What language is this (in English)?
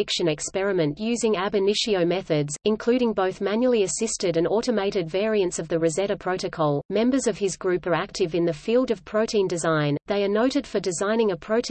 English